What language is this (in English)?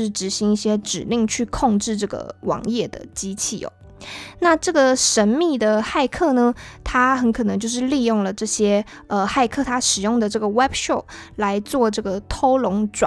Chinese